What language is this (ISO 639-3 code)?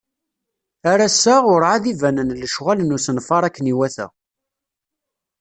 kab